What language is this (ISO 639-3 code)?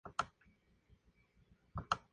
spa